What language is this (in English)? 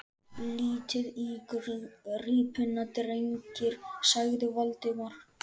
Icelandic